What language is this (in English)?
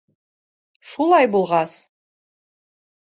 Bashkir